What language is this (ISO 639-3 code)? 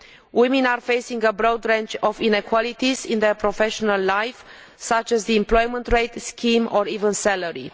eng